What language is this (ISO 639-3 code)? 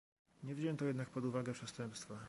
pol